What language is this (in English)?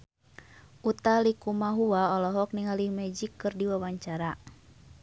Sundanese